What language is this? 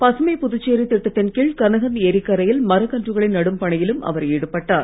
Tamil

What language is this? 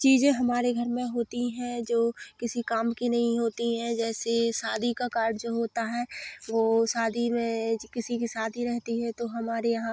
Hindi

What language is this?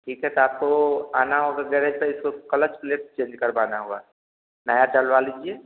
Hindi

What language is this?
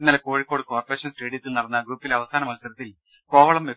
Malayalam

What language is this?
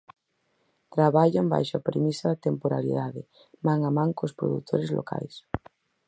Galician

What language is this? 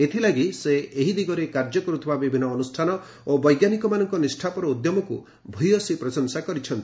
Odia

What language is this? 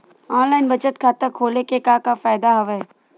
Chhattisgarhi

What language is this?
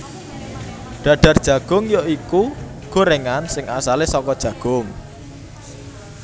Javanese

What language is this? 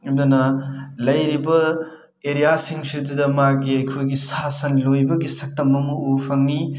Manipuri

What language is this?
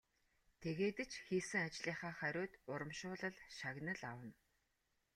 Mongolian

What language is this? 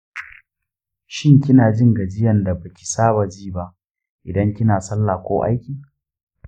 Hausa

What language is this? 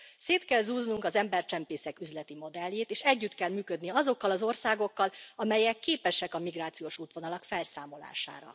Hungarian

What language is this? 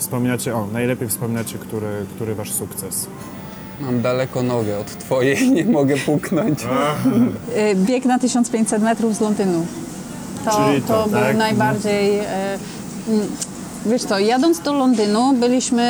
Polish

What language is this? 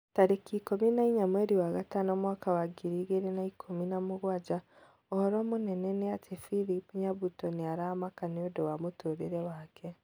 Kikuyu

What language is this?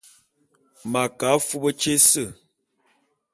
Bulu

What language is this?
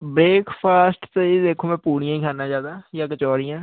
Punjabi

